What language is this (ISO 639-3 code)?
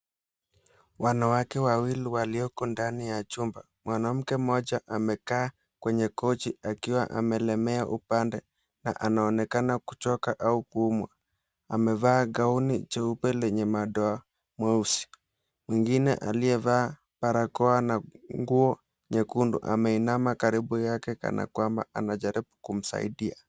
swa